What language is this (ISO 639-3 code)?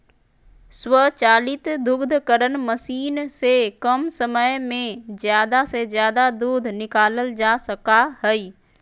mag